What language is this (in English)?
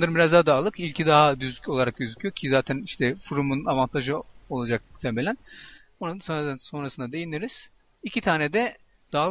Turkish